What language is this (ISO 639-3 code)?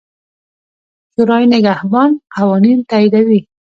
pus